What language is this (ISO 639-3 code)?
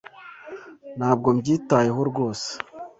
kin